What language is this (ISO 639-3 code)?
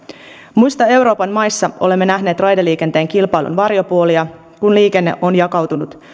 fin